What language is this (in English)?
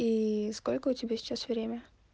Russian